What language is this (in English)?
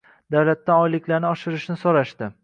Uzbek